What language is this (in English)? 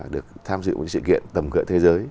Vietnamese